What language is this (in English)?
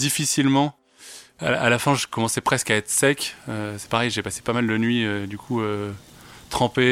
French